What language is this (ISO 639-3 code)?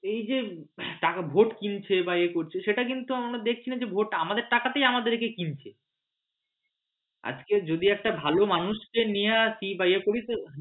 ben